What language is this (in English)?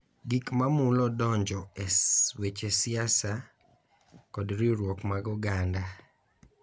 Luo (Kenya and Tanzania)